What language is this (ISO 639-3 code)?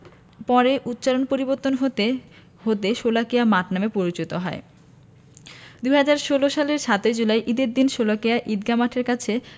ben